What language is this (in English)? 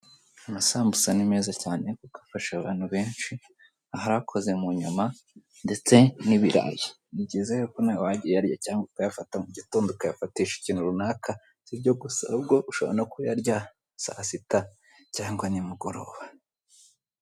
Kinyarwanda